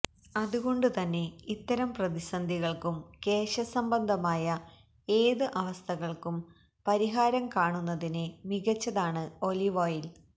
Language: Malayalam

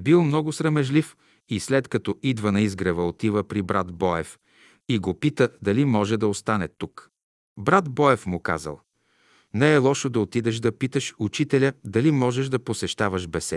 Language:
Bulgarian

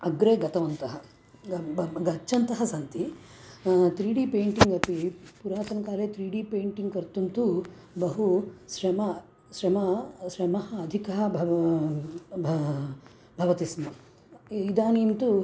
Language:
Sanskrit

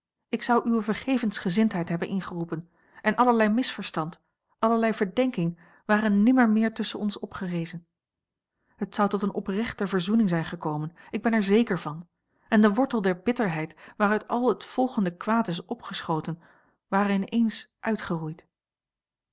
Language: Dutch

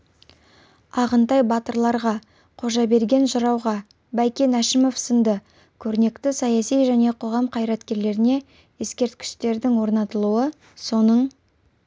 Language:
Kazakh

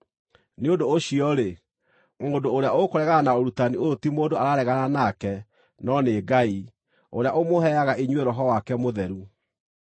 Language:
Kikuyu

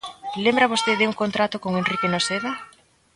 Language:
Galician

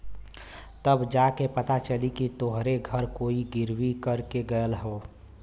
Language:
Bhojpuri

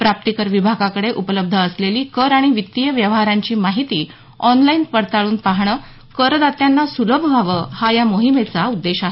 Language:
Marathi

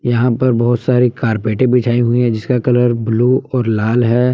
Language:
Hindi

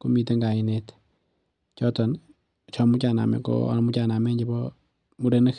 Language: Kalenjin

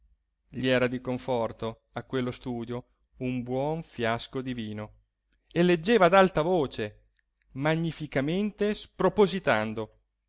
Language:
Italian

